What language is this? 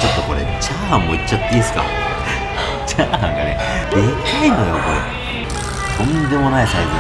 Japanese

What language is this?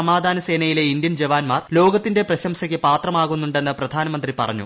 Malayalam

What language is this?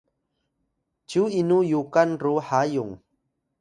Atayal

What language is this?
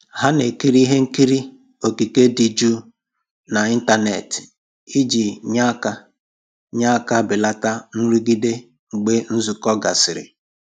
Igbo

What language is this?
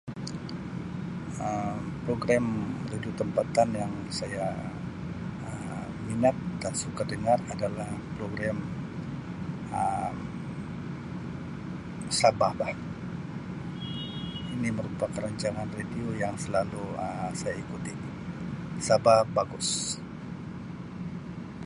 Sabah Malay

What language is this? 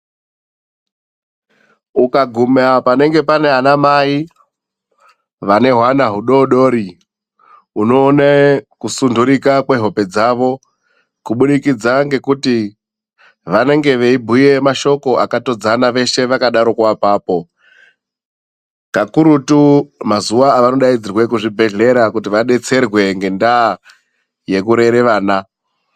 Ndau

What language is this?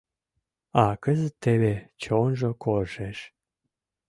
Mari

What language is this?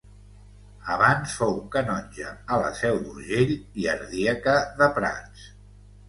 Catalan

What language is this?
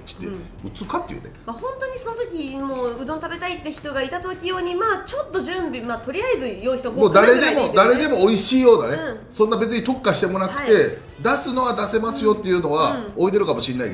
Japanese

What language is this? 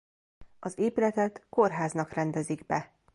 Hungarian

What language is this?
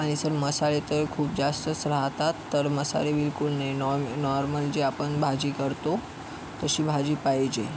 Marathi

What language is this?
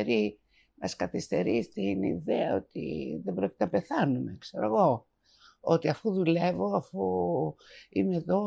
Greek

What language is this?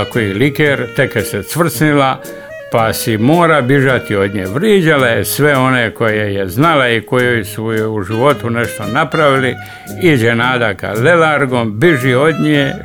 Croatian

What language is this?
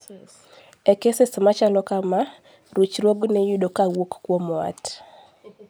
Luo (Kenya and Tanzania)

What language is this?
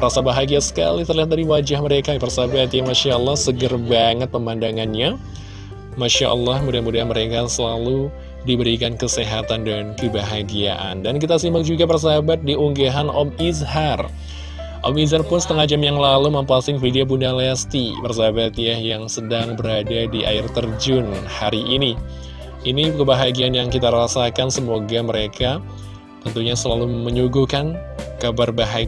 Indonesian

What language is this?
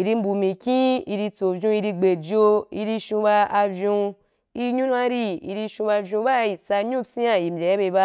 Wapan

